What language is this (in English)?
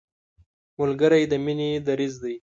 Pashto